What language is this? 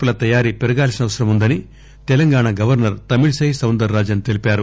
Telugu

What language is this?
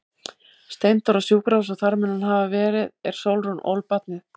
Icelandic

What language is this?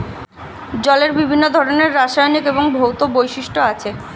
Bangla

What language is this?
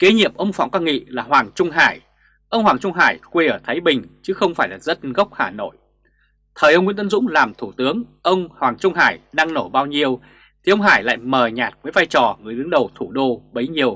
Vietnamese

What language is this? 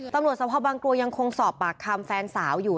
Thai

